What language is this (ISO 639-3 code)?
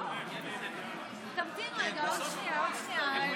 heb